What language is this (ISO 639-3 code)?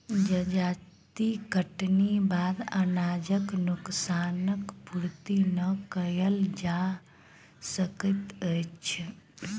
mai